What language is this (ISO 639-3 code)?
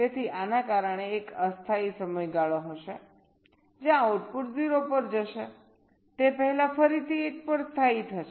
guj